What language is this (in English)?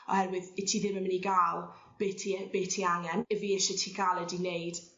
Welsh